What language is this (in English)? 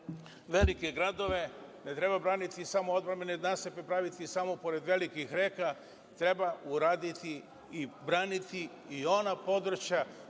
Serbian